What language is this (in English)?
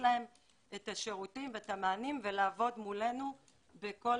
Hebrew